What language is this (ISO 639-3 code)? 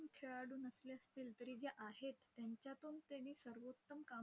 mar